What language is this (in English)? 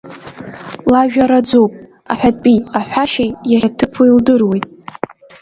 Abkhazian